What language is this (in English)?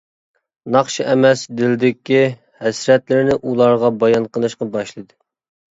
Uyghur